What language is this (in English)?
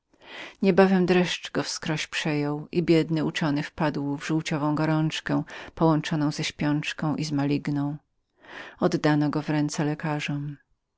Polish